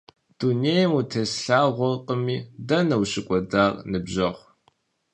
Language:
Kabardian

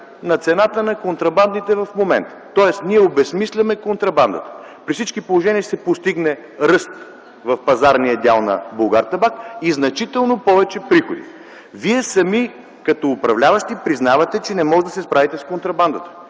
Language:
Bulgarian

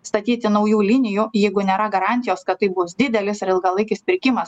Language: Lithuanian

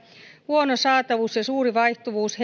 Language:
Finnish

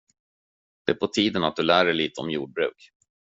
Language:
Swedish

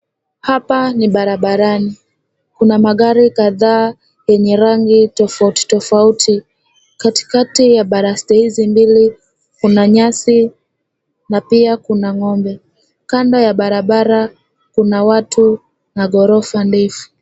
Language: Swahili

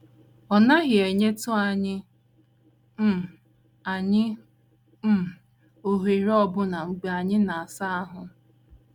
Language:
Igbo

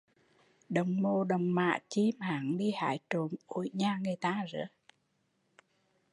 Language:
Vietnamese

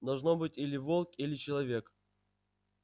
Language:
Russian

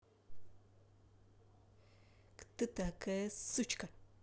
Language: Russian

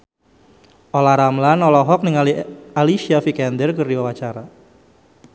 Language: Sundanese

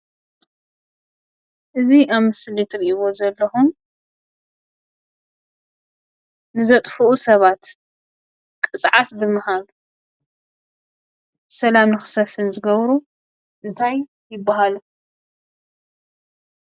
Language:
Tigrinya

